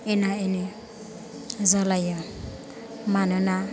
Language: Bodo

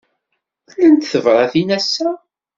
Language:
Kabyle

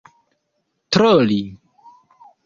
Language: Esperanto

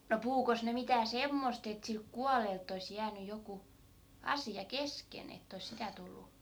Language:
Finnish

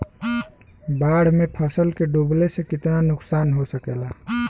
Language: Bhojpuri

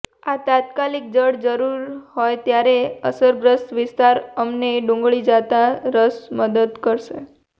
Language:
Gujarati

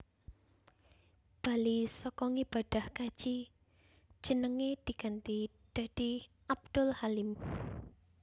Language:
Javanese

